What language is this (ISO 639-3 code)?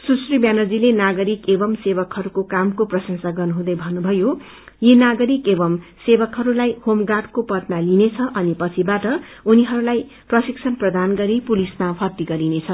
nep